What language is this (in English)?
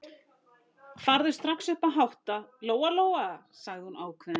Icelandic